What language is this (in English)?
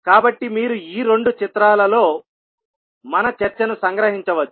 Telugu